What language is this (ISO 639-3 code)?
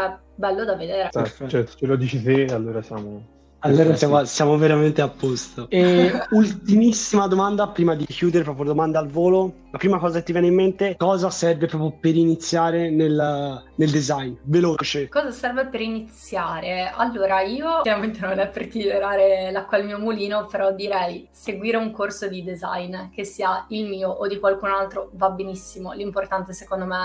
ita